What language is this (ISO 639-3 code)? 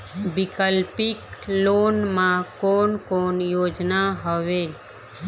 hne